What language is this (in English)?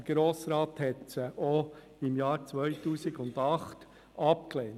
Swiss German